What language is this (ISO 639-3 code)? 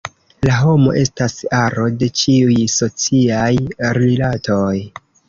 epo